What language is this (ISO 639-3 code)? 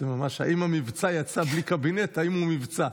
heb